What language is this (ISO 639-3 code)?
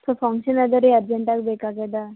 kan